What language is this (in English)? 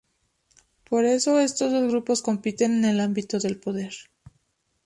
Spanish